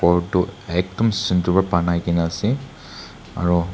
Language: Naga Pidgin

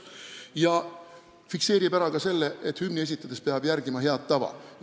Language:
Estonian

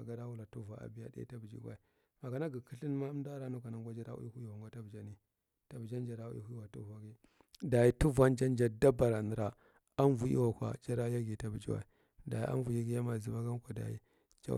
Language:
Marghi Central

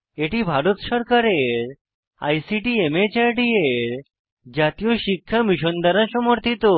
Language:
Bangla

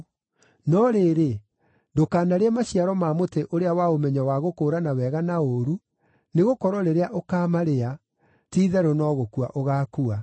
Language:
Kikuyu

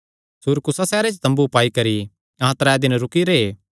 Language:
Kangri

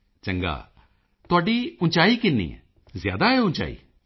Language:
Punjabi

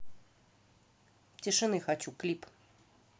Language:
Russian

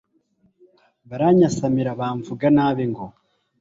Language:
Kinyarwanda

